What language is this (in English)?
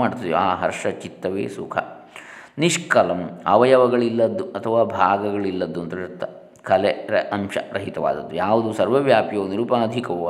Kannada